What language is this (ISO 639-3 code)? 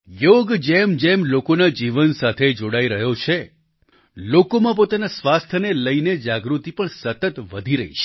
guj